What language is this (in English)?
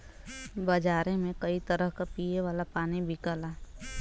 Bhojpuri